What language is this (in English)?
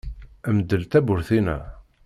Kabyle